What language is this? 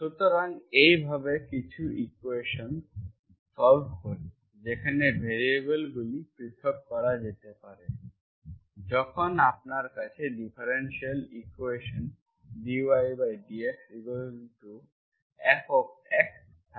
Bangla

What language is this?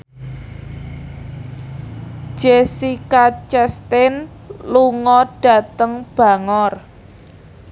Javanese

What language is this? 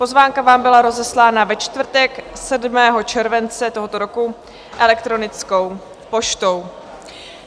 Czech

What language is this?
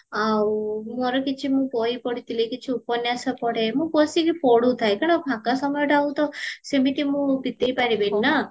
Odia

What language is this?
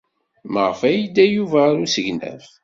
Kabyle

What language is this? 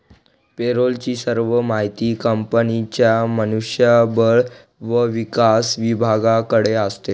Marathi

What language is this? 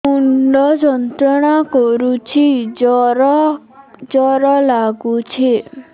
Odia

